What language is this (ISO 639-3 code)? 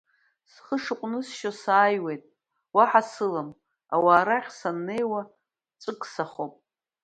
abk